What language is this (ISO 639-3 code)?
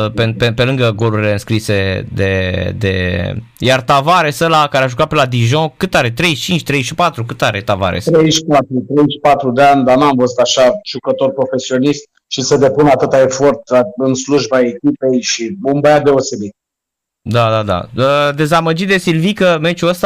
ron